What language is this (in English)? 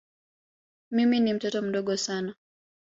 Swahili